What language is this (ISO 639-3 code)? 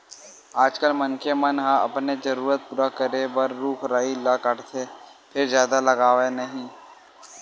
hne